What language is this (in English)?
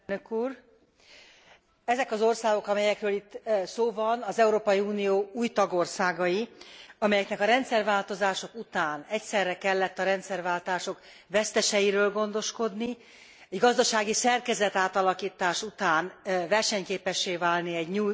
Hungarian